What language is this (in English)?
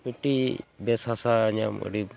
Santali